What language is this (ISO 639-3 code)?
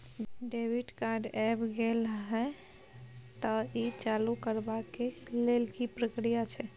mai